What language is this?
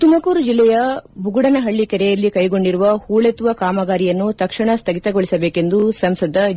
Kannada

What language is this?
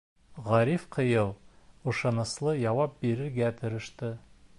Bashkir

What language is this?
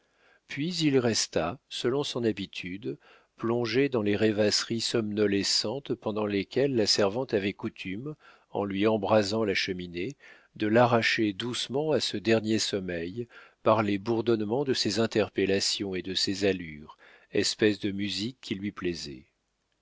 French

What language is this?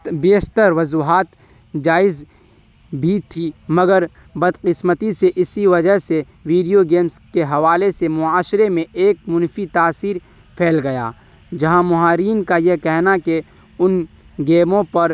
Urdu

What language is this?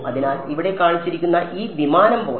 Malayalam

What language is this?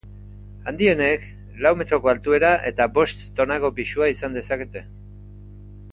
Basque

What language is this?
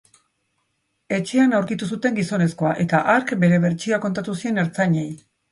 Basque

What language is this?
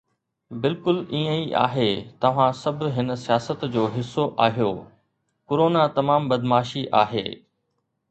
Sindhi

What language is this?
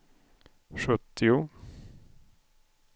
Swedish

